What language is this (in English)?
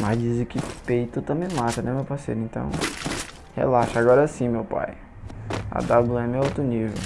Portuguese